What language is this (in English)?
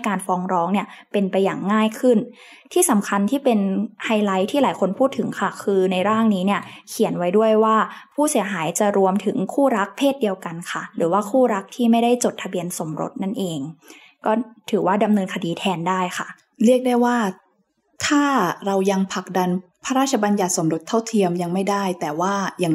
Thai